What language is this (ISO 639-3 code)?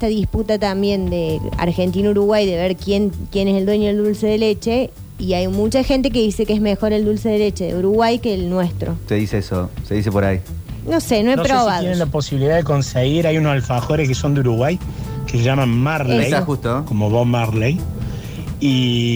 spa